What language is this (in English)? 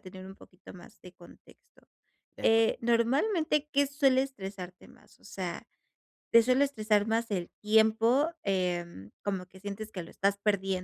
Spanish